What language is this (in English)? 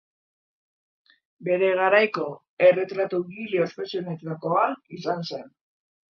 Basque